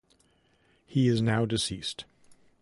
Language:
English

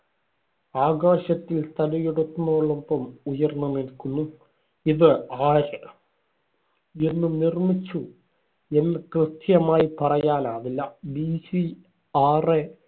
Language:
Malayalam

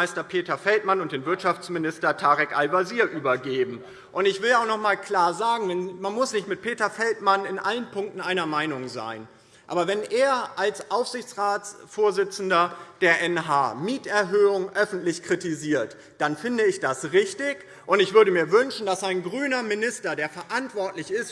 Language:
German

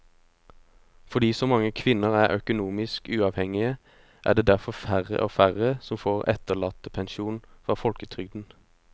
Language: Norwegian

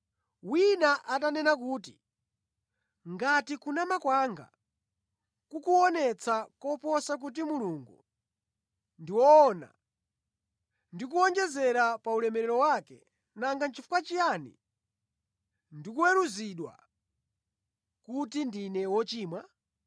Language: Nyanja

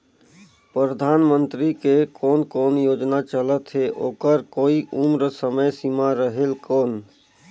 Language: Chhattisgarhi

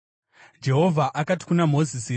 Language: Shona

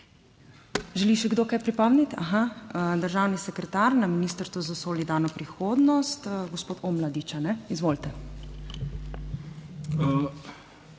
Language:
Slovenian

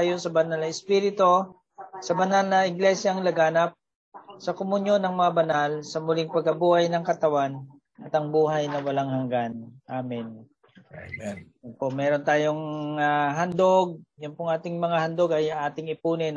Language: Filipino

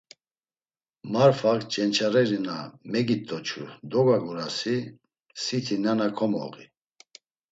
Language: Laz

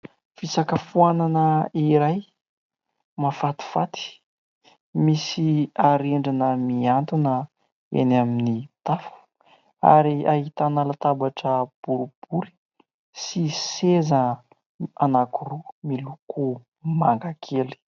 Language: Malagasy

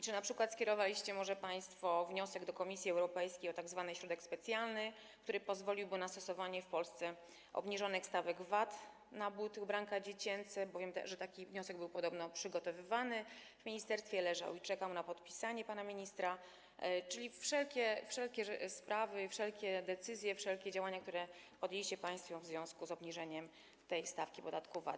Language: Polish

